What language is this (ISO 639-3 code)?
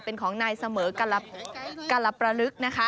tha